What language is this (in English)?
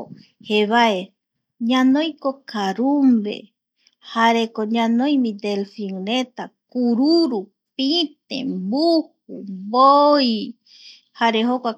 Eastern Bolivian Guaraní